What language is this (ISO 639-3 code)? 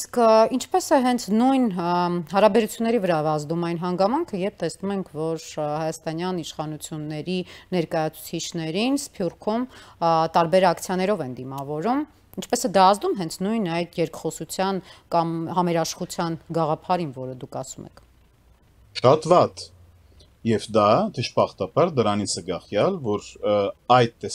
ron